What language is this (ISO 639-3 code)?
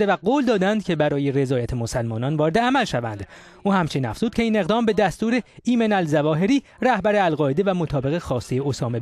fas